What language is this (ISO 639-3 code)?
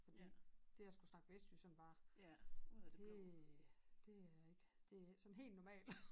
dan